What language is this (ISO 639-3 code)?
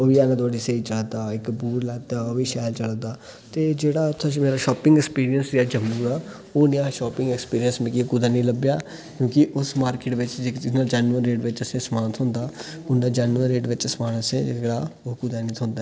doi